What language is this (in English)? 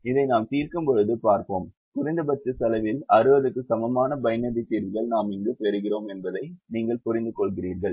Tamil